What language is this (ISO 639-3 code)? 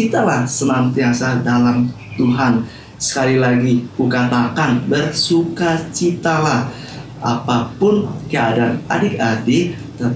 ind